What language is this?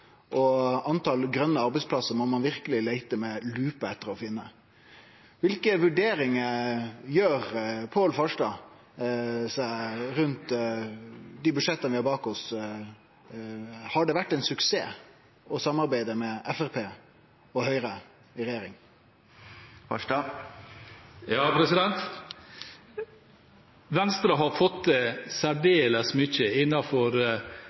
Norwegian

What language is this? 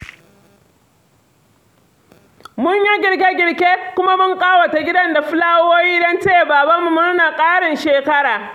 Hausa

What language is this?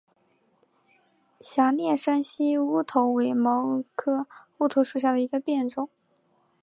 Chinese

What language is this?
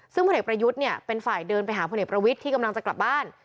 Thai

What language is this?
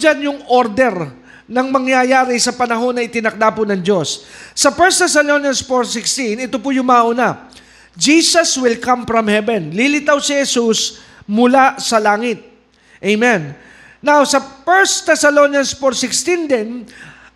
Filipino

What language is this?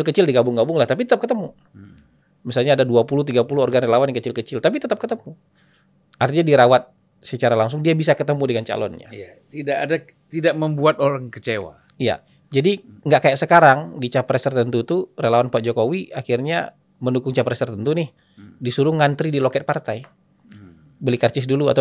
Indonesian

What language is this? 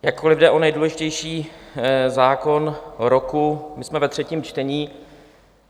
Czech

